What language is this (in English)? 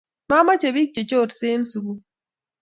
Kalenjin